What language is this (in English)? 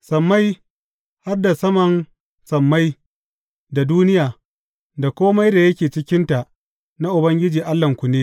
Hausa